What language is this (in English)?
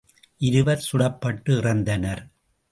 Tamil